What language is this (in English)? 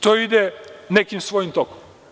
Serbian